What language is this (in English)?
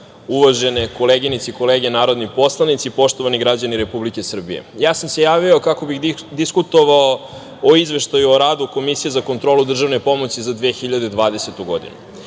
Serbian